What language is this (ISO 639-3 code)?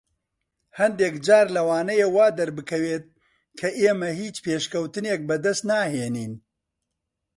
ckb